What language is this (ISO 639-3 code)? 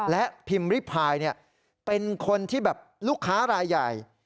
tha